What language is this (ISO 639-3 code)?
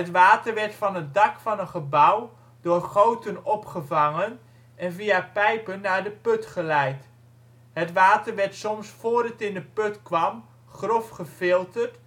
nld